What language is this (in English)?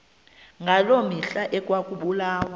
Xhosa